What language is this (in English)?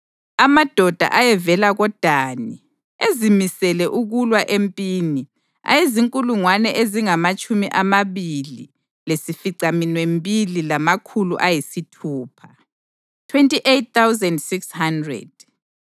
North Ndebele